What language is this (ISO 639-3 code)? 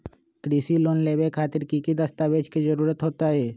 mag